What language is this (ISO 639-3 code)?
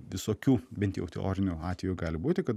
lit